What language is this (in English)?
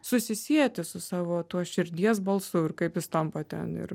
Lithuanian